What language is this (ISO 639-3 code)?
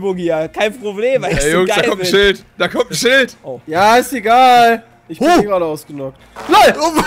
deu